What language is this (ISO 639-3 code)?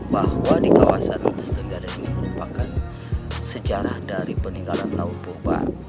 ind